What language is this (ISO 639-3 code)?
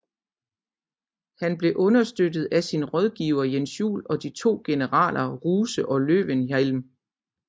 dan